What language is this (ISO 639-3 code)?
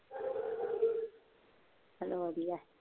pan